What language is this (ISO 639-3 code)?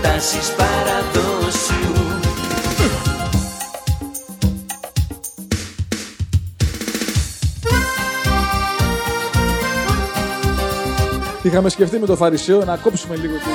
ell